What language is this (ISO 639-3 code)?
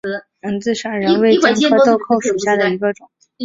zho